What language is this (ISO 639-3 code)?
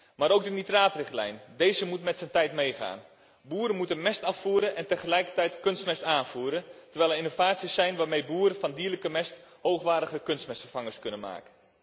nld